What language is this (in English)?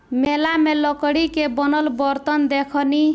Bhojpuri